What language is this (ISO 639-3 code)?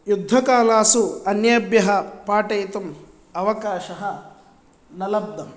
san